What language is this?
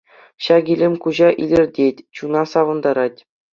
Chuvash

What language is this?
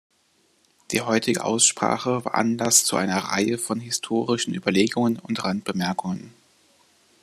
German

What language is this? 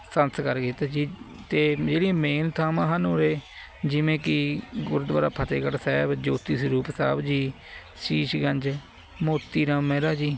Punjabi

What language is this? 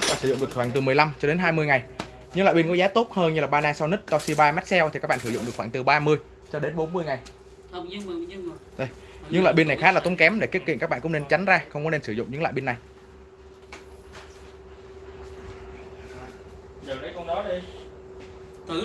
Vietnamese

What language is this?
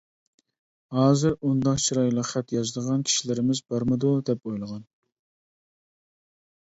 Uyghur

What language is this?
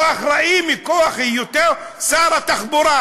Hebrew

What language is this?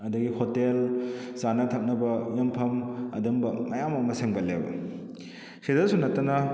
Manipuri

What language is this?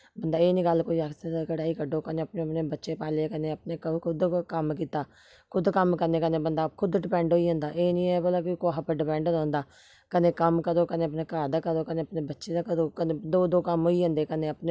Dogri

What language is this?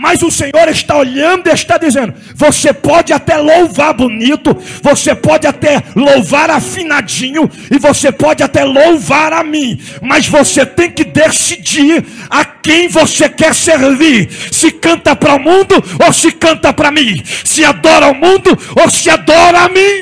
Portuguese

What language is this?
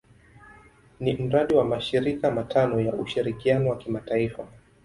Swahili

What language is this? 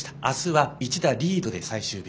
Japanese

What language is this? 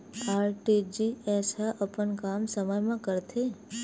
Chhattisgarhi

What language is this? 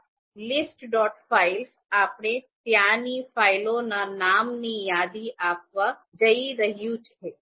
Gujarati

